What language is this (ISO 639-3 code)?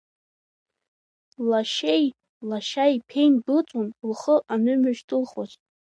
abk